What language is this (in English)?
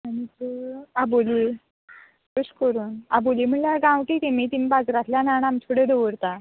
Konkani